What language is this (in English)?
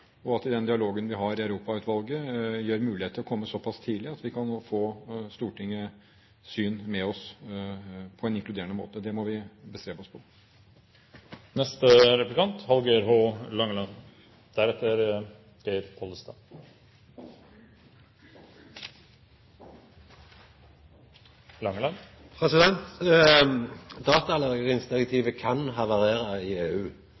Norwegian